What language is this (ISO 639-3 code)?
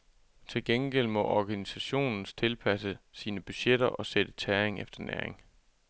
dan